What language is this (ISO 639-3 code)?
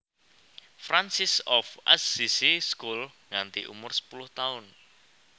jav